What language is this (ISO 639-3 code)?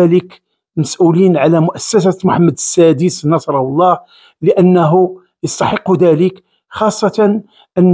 ara